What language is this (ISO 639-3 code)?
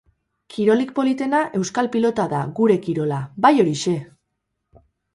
eus